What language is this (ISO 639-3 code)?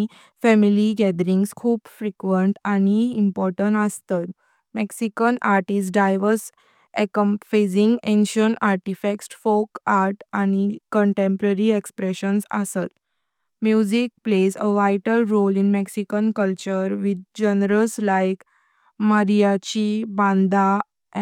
kok